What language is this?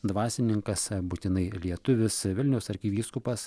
Lithuanian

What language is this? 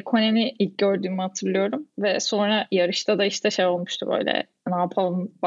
Turkish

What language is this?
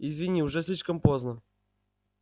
Russian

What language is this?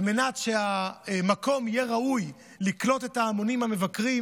Hebrew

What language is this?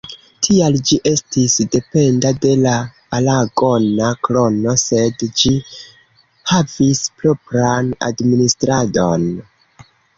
Esperanto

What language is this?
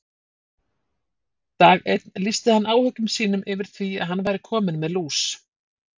Icelandic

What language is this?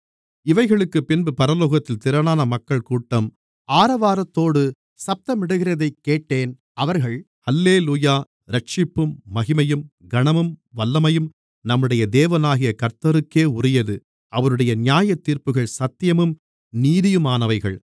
Tamil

